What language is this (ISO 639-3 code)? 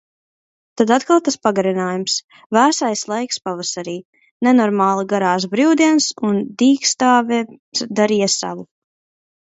lav